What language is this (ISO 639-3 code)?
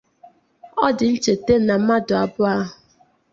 ibo